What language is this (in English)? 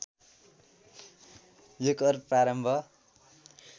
Nepali